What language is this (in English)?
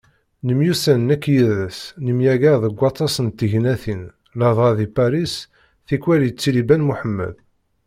Kabyle